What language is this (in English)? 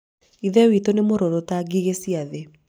Kikuyu